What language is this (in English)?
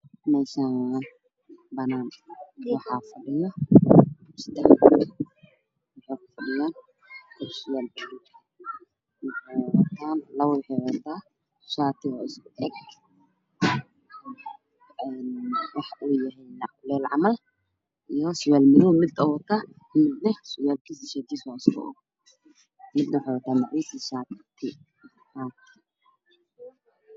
Somali